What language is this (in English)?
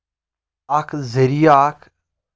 Kashmiri